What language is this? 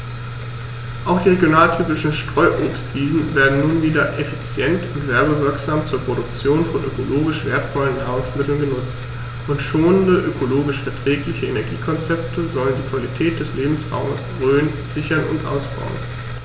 German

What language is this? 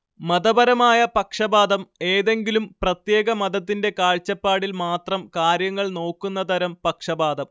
Malayalam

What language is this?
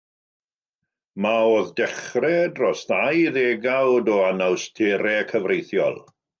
Welsh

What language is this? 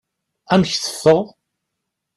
Kabyle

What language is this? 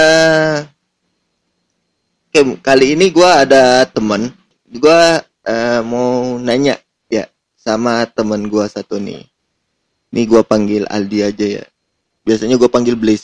Indonesian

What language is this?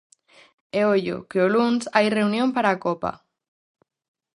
Galician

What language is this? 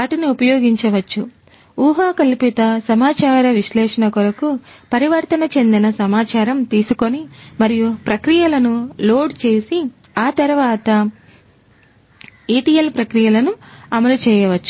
Telugu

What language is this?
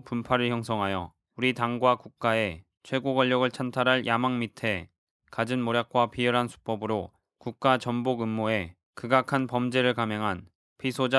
Korean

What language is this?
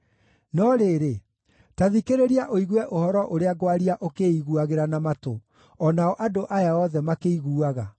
Kikuyu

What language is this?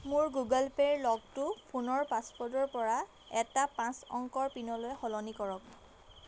Assamese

